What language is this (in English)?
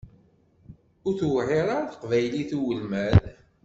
Kabyle